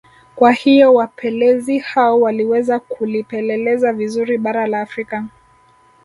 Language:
Swahili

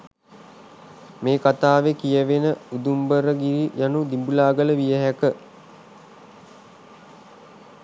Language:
Sinhala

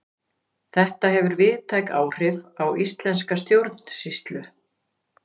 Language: Icelandic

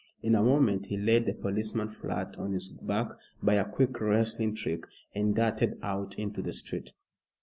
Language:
English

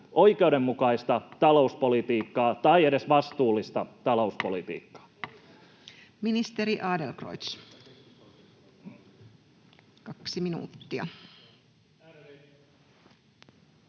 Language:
Finnish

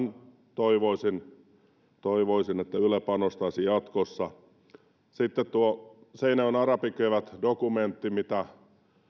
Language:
Finnish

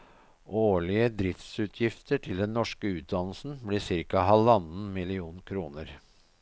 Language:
Norwegian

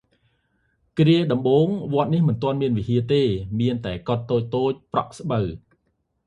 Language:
Khmer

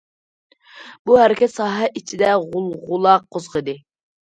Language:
Uyghur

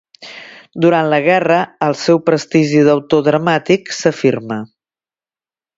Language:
Catalan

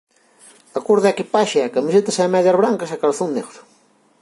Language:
Galician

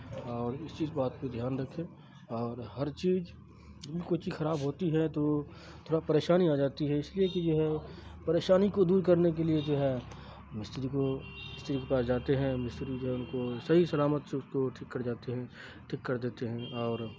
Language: Urdu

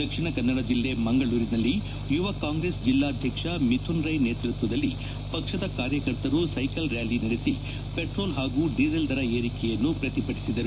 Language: Kannada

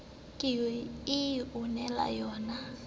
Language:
Southern Sotho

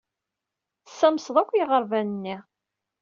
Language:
Kabyle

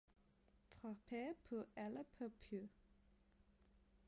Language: Danish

